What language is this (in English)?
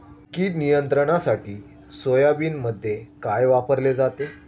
Marathi